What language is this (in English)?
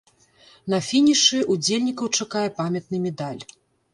Belarusian